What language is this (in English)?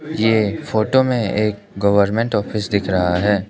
Hindi